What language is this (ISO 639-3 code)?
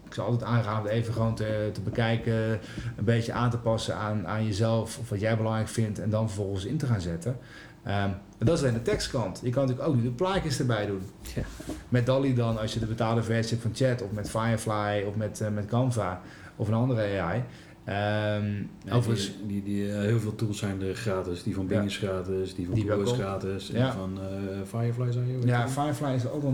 nld